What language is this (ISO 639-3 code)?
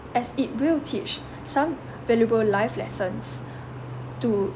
eng